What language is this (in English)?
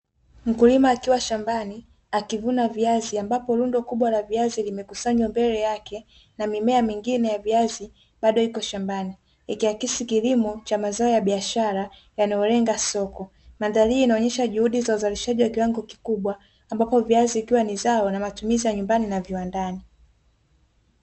Swahili